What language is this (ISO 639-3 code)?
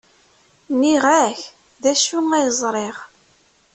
kab